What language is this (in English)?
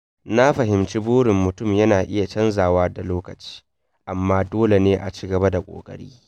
Hausa